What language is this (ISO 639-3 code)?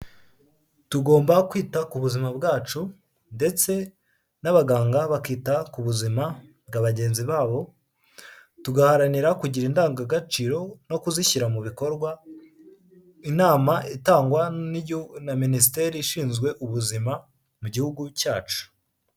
kin